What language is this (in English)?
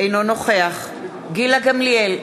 Hebrew